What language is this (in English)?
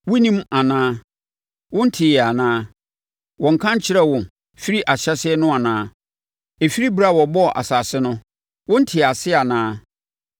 Akan